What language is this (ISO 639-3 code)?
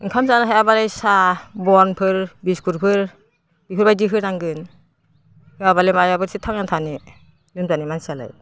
brx